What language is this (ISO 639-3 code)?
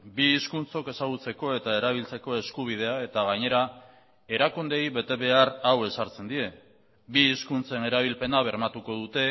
eus